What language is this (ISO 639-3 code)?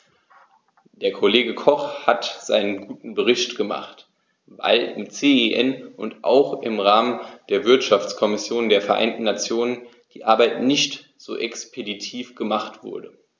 deu